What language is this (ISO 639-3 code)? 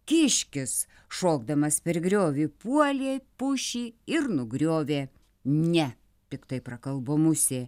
lit